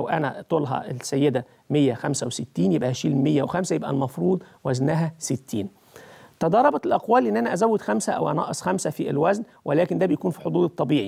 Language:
Arabic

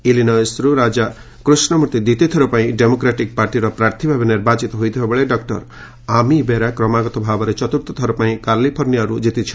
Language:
Odia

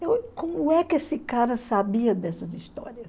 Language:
Portuguese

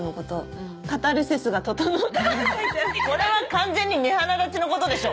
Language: Japanese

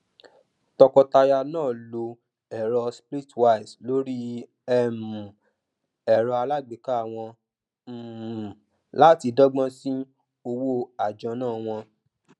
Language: Yoruba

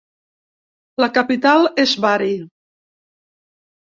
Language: Catalan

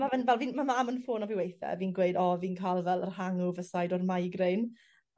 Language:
Welsh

